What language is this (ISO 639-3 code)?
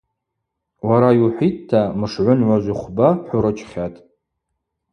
abq